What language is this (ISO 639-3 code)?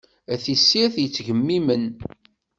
kab